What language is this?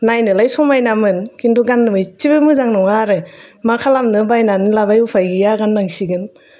Bodo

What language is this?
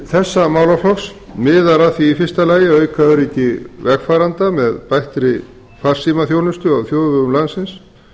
Icelandic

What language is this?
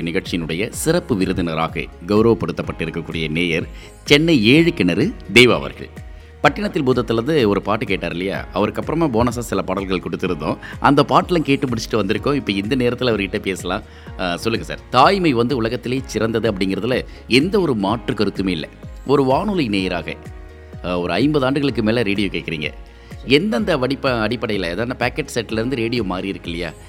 Tamil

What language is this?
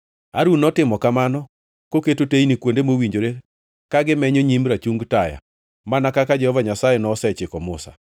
Luo (Kenya and Tanzania)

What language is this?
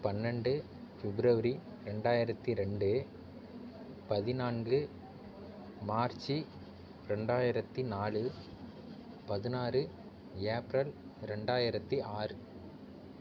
Tamil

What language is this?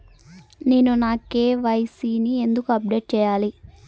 Telugu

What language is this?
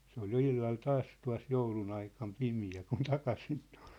Finnish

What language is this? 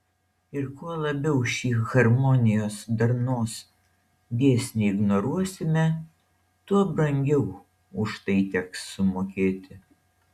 Lithuanian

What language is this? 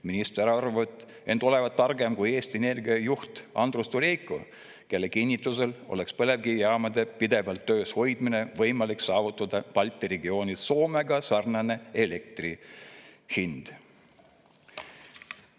Estonian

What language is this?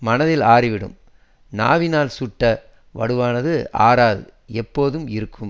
Tamil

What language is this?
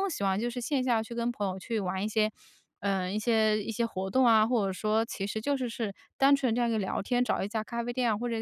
Chinese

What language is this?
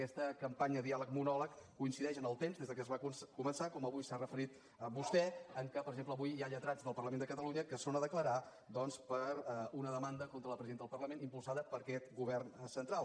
Catalan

